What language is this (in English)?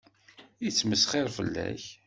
Kabyle